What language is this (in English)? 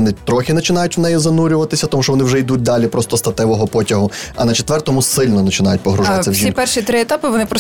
Ukrainian